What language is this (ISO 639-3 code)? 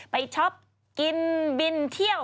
tha